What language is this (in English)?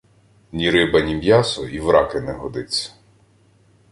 Ukrainian